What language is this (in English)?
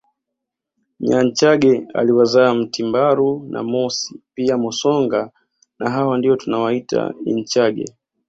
Swahili